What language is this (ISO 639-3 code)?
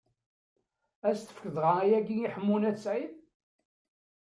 kab